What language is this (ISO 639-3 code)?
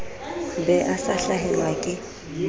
sot